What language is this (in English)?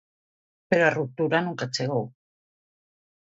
Galician